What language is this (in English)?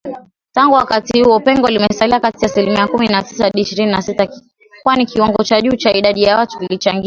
Swahili